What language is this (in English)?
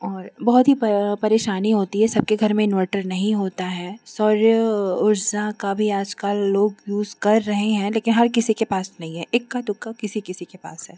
Hindi